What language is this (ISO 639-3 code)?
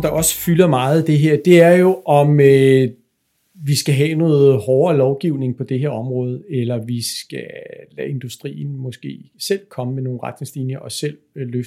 dan